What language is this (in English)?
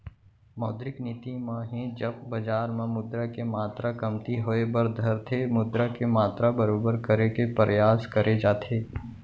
Chhattisgarhi